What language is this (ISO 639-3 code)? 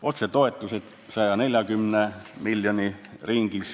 est